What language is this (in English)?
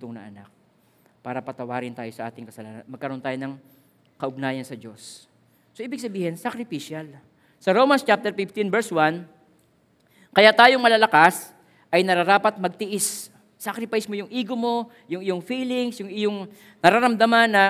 Filipino